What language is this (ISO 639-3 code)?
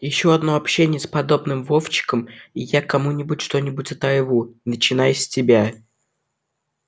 rus